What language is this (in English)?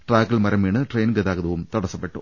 Malayalam